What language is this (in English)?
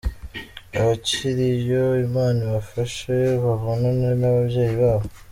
Kinyarwanda